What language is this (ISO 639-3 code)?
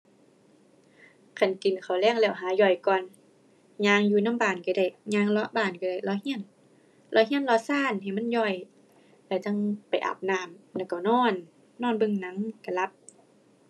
tha